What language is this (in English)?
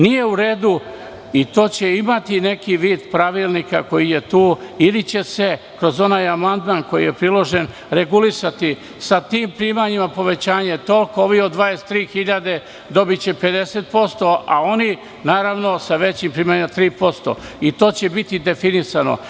Serbian